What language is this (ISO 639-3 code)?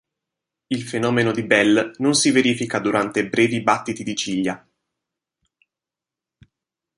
ita